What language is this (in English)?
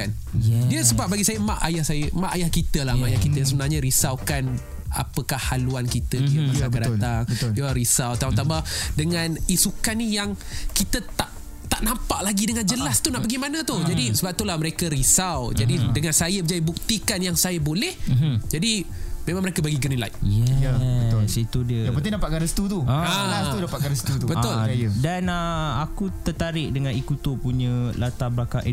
Malay